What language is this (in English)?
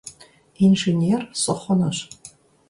Kabardian